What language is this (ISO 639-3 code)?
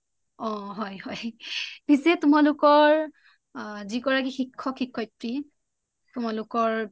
asm